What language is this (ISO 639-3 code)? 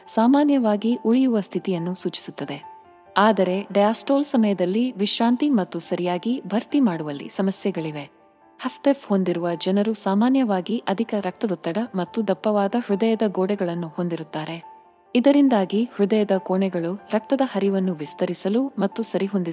kan